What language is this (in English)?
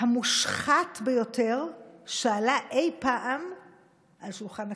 Hebrew